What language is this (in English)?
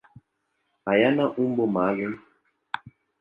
Swahili